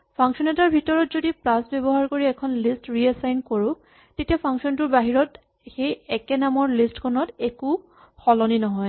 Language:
Assamese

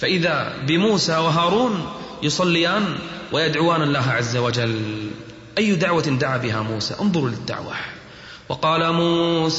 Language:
Arabic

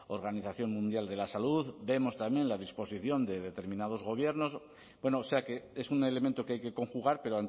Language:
Spanish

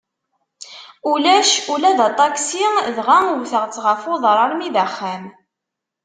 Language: Kabyle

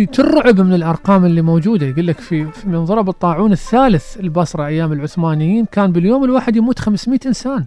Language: Arabic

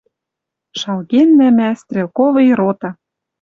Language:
Western Mari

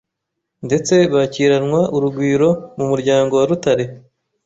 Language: Kinyarwanda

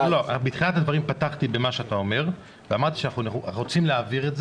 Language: Hebrew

